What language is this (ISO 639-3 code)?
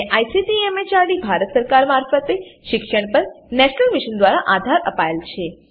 guj